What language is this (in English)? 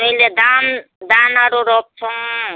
Nepali